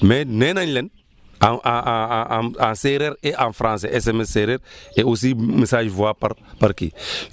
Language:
Wolof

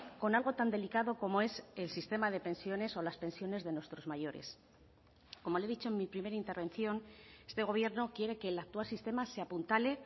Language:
Spanish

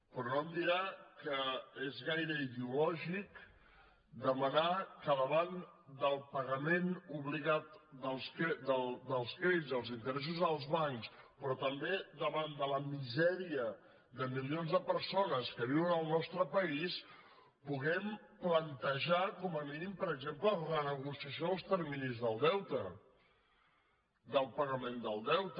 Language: Catalan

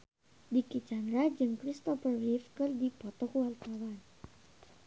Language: Sundanese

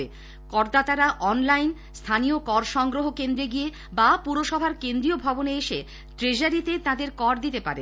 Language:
Bangla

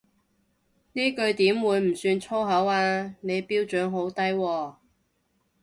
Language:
Cantonese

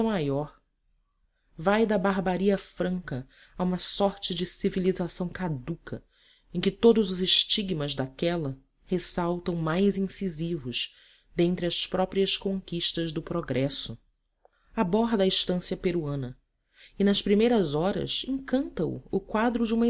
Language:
Portuguese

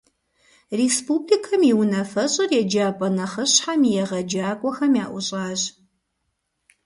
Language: Kabardian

